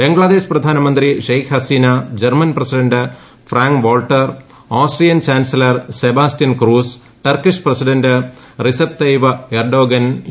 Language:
Malayalam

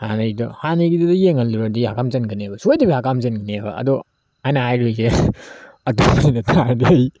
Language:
Manipuri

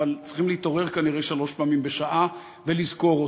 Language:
Hebrew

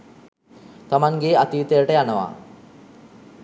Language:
Sinhala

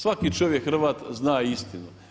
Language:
Croatian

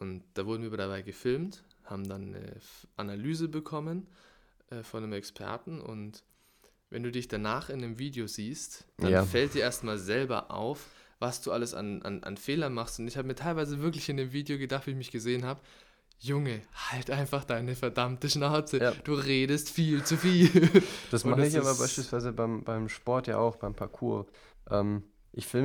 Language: German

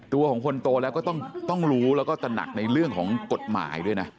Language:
Thai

